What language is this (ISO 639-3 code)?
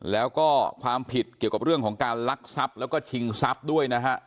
tha